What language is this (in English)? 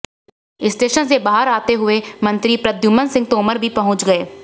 Hindi